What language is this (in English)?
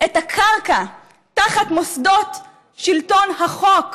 Hebrew